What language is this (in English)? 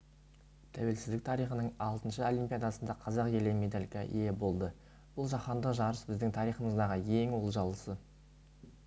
Kazakh